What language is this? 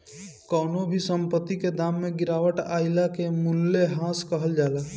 Bhojpuri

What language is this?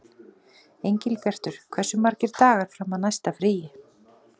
Icelandic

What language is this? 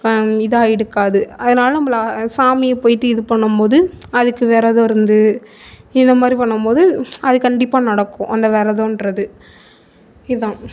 Tamil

